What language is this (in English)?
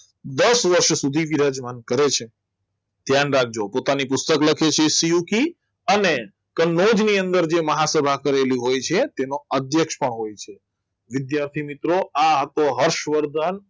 Gujarati